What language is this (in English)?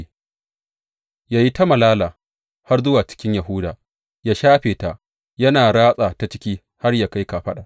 Hausa